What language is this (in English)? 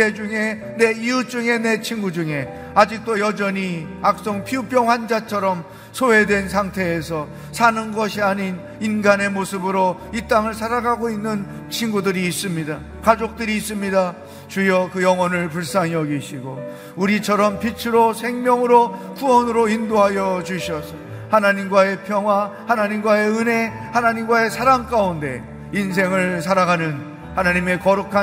Korean